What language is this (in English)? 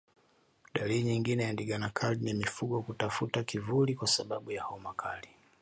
Swahili